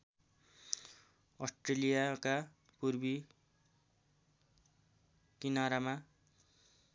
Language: Nepali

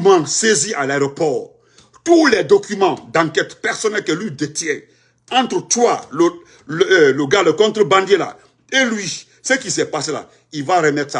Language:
French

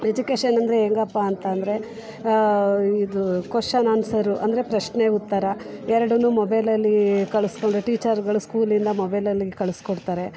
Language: Kannada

